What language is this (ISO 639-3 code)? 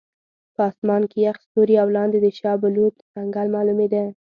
pus